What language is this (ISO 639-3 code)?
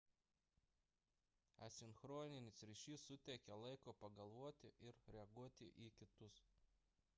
lit